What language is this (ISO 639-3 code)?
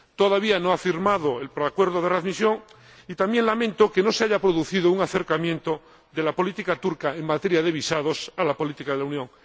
spa